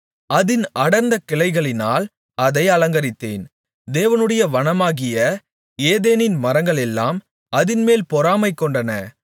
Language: Tamil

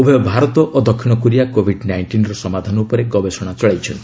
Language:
Odia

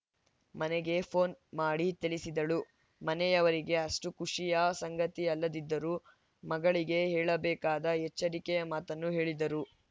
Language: Kannada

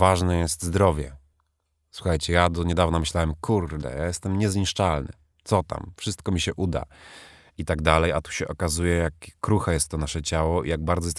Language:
Polish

